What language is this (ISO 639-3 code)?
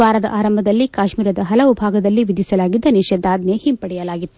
kan